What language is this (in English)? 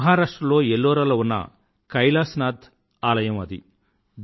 Telugu